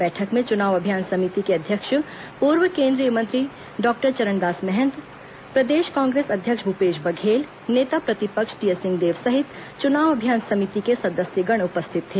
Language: Hindi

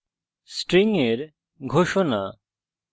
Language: Bangla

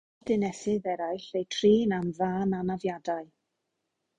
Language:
Welsh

